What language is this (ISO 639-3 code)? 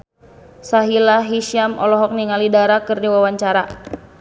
sun